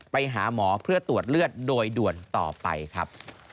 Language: Thai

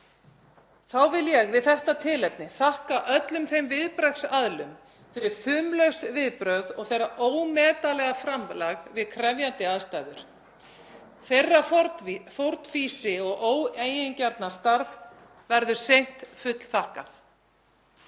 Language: Icelandic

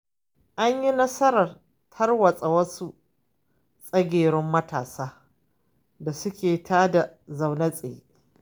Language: Hausa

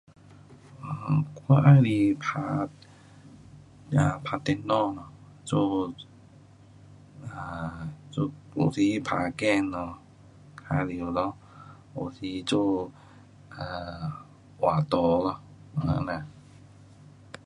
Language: Pu-Xian Chinese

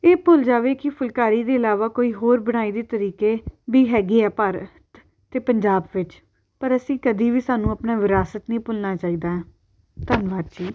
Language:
Punjabi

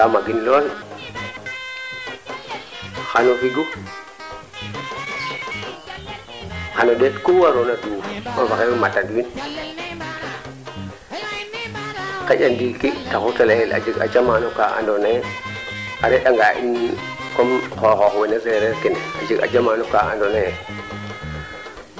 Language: Serer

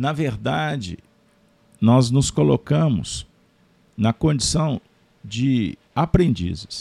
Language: Portuguese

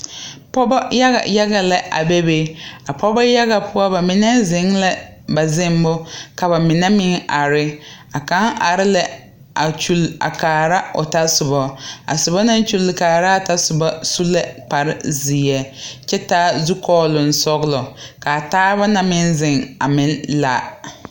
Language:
Southern Dagaare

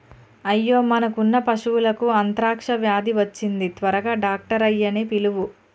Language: Telugu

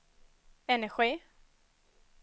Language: Swedish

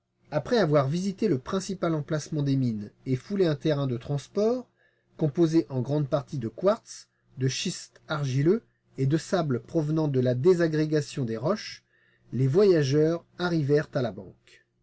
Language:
French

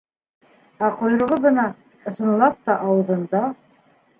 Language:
Bashkir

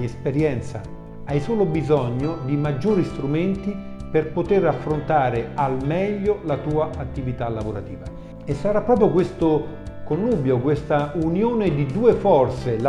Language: Italian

